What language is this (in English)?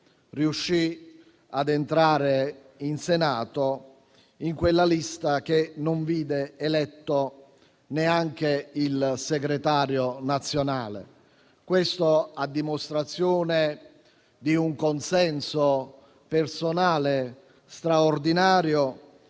Italian